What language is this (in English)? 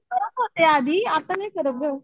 Marathi